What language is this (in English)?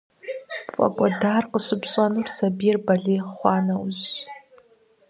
Kabardian